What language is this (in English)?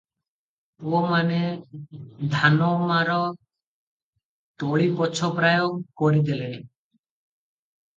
Odia